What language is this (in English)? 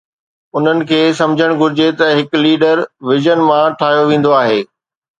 Sindhi